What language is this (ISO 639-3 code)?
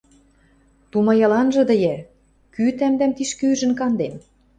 mrj